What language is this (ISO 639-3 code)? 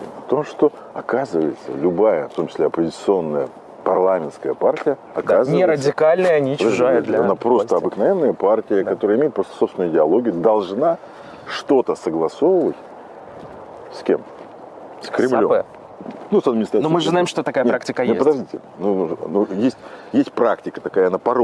rus